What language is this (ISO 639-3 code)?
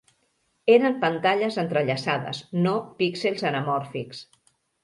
cat